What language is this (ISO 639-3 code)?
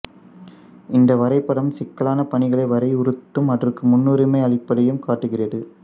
tam